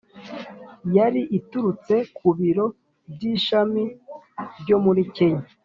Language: Kinyarwanda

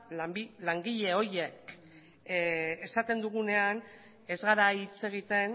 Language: Basque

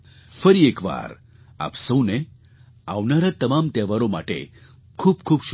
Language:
Gujarati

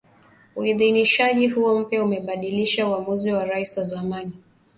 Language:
Swahili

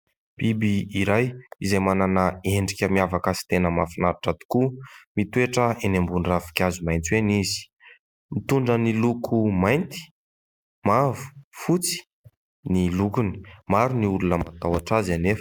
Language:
Malagasy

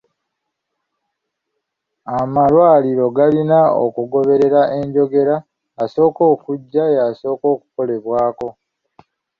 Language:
Ganda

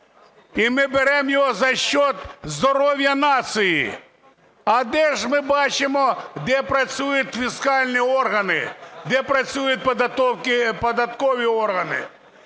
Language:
Ukrainian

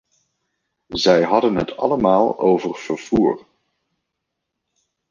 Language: Dutch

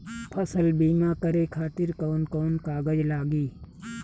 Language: Bhojpuri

